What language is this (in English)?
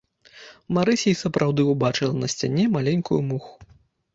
Belarusian